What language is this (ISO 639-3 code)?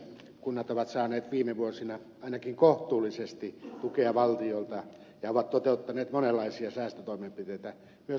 fin